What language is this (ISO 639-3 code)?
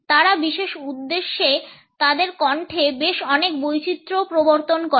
ben